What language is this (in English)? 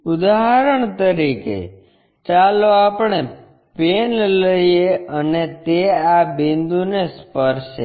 Gujarati